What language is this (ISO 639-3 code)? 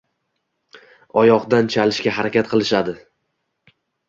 uzb